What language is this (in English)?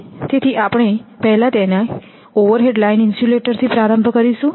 Gujarati